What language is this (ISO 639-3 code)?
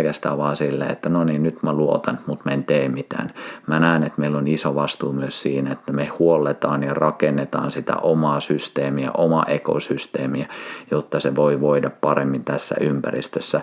fin